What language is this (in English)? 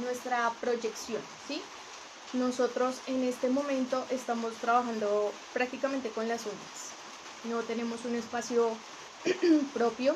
Spanish